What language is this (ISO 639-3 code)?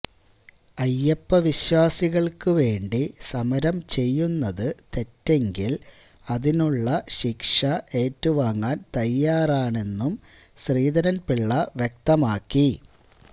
mal